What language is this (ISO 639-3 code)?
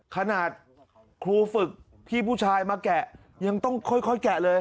tha